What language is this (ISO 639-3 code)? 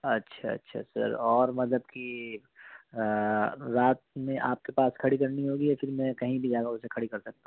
urd